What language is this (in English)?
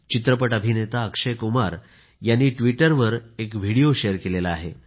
Marathi